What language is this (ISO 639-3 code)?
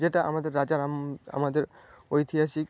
ben